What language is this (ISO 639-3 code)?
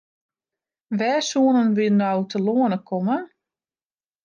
fry